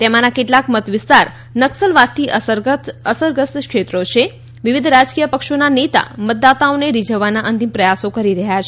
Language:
Gujarati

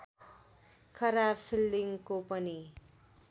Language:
Nepali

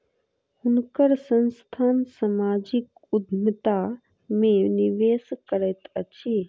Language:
Maithili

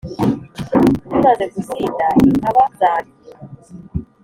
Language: Kinyarwanda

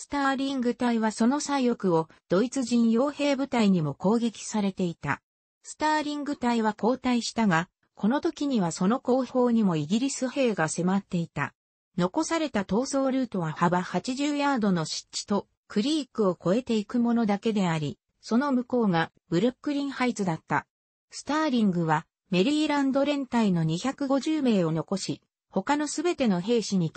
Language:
Japanese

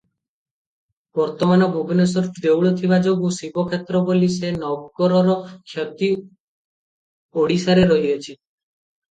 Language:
Odia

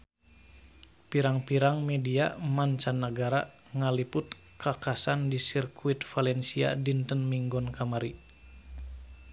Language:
Sundanese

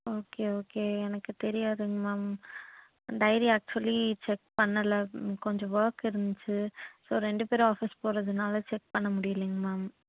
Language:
Tamil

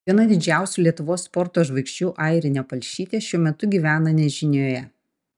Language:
Lithuanian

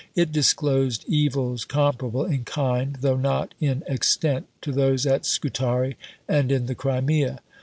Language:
English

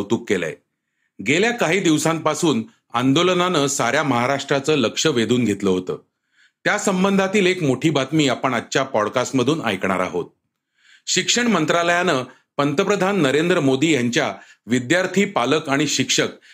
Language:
Marathi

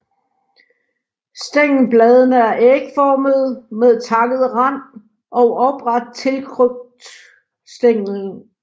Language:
Danish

